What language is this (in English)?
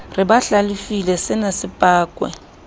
Southern Sotho